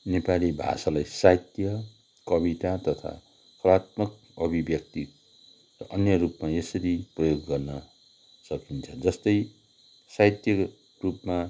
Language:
Nepali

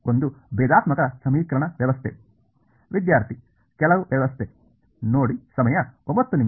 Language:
Kannada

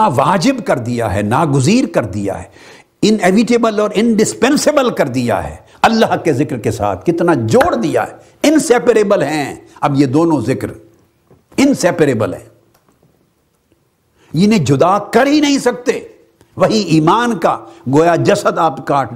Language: Urdu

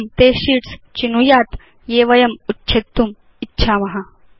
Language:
Sanskrit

